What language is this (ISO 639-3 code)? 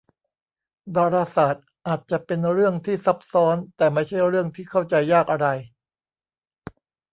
tha